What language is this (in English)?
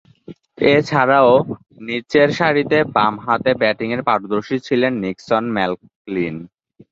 Bangla